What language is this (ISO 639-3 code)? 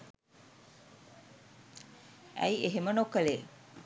sin